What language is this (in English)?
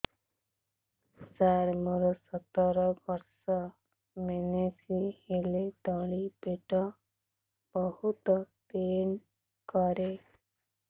Odia